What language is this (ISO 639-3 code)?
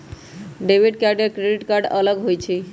mag